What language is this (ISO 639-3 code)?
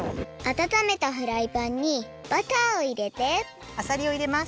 jpn